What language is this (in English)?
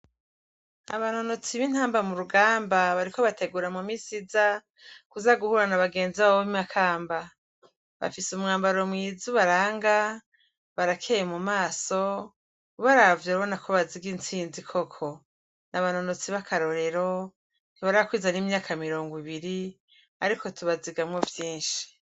Rundi